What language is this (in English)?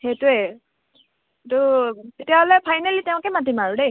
Assamese